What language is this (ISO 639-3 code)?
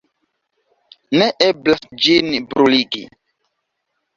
epo